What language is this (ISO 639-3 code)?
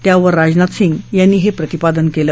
mar